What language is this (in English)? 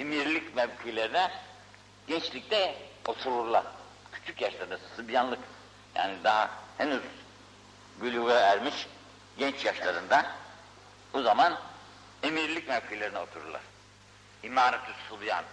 Turkish